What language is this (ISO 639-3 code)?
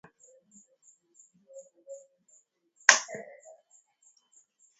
swa